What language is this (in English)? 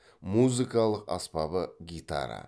Kazakh